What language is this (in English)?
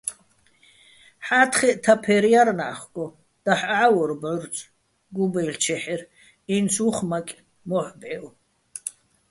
Bats